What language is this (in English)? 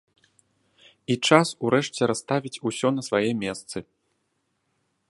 Belarusian